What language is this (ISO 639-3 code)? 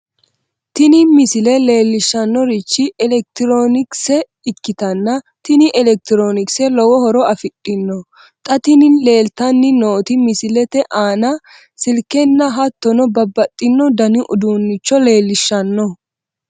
sid